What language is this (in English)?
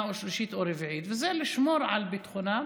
Hebrew